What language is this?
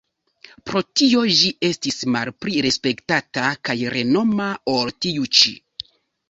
Esperanto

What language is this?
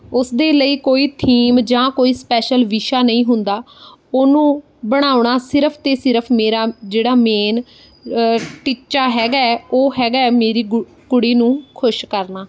Punjabi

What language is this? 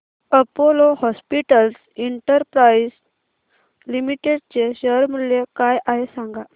Marathi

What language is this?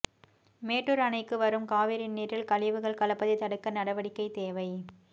Tamil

